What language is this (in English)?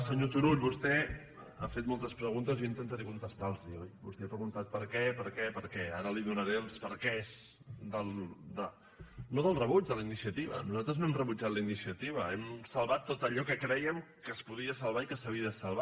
Catalan